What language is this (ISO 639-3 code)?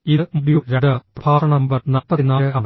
mal